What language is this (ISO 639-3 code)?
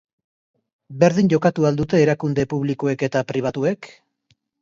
eus